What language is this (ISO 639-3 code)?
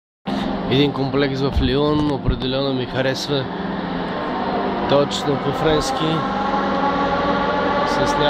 bul